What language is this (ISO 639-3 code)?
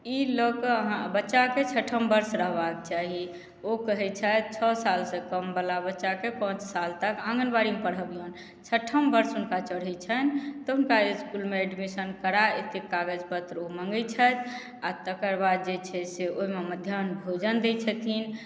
mai